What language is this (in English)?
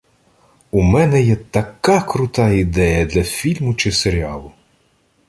Ukrainian